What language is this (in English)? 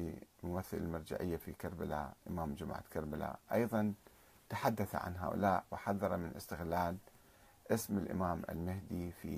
Arabic